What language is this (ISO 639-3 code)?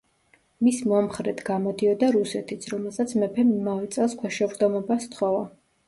kat